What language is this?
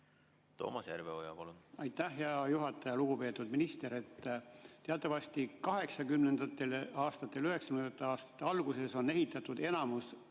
Estonian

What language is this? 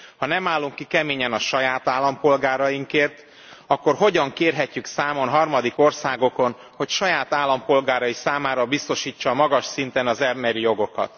Hungarian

